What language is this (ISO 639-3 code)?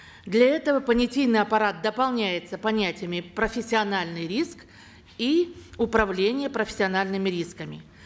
kaz